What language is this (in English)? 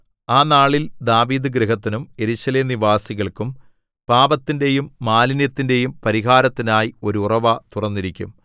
Malayalam